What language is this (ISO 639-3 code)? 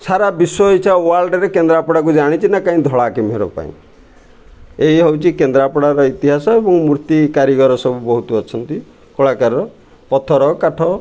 ori